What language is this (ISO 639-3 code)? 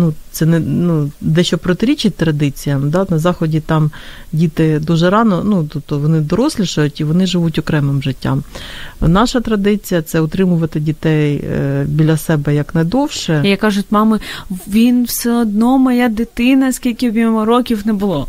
ukr